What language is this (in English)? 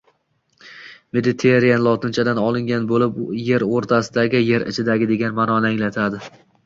Uzbek